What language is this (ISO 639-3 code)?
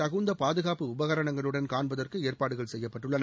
tam